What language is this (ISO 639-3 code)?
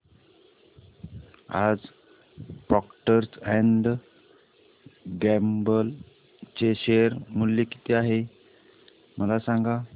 mar